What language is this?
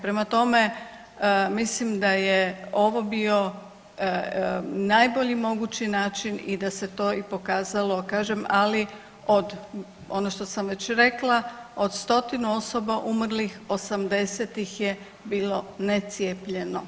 Croatian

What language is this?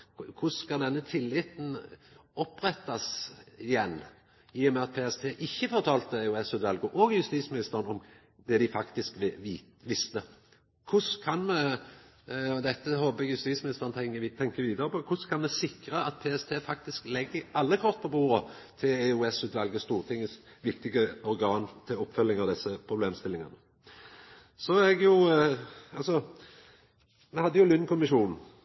Norwegian Nynorsk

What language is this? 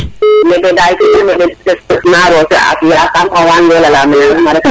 Serer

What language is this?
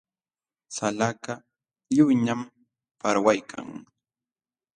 Jauja Wanca Quechua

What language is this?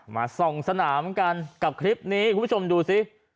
Thai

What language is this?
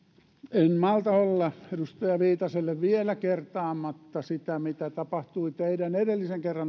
Finnish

